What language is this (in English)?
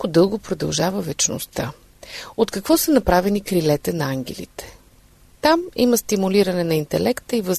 Bulgarian